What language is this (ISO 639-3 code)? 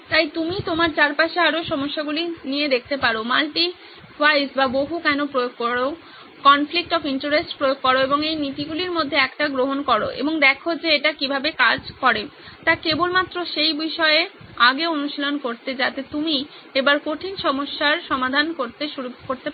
ben